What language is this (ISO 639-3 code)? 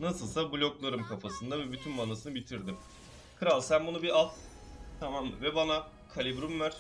tur